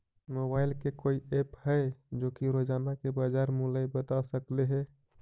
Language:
Magahi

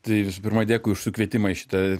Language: Lithuanian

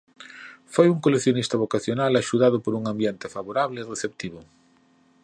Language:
Galician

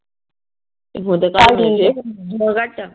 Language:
Punjabi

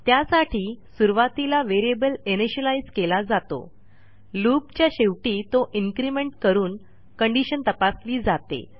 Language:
Marathi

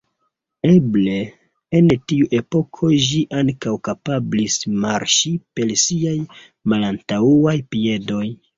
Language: Esperanto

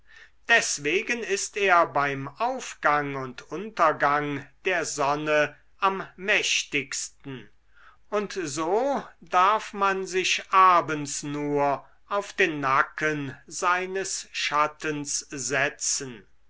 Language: German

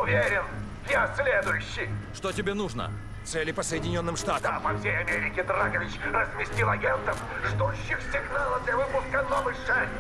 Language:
Russian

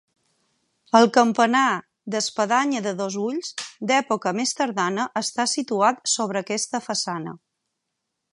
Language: Catalan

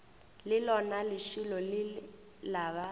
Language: Northern Sotho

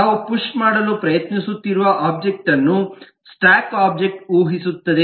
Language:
Kannada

